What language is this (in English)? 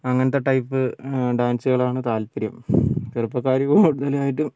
Malayalam